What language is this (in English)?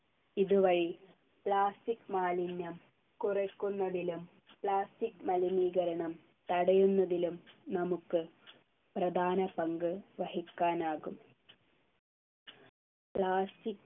Malayalam